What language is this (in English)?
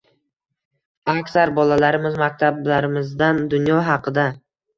Uzbek